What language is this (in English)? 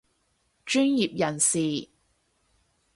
Cantonese